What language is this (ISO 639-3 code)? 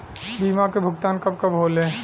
bho